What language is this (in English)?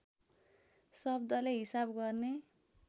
Nepali